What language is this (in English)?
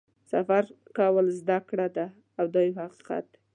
Pashto